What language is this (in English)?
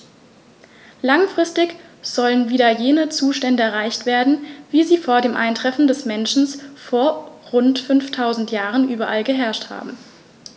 German